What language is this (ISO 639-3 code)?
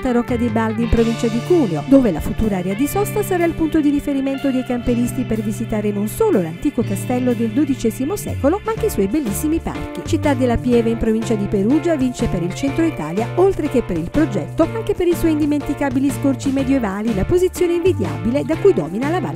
ita